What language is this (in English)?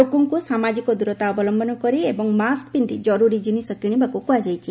Odia